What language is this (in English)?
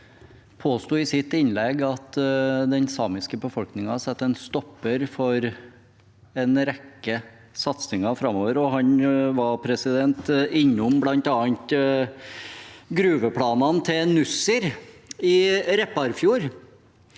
Norwegian